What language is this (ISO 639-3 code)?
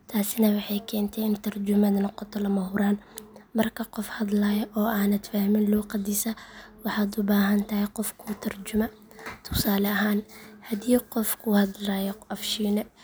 som